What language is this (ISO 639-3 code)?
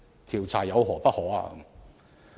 yue